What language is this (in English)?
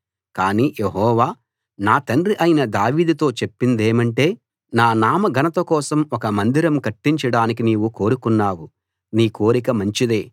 Telugu